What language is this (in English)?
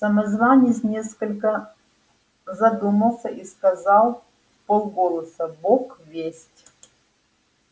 Russian